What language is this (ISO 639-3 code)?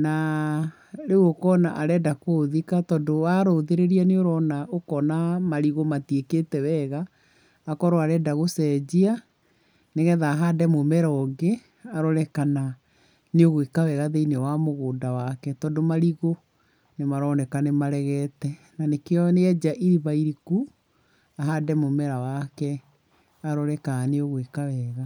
kik